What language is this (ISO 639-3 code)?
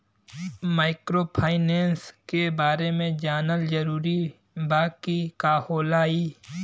bho